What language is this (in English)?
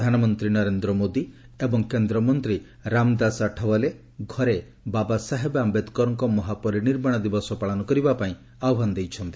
Odia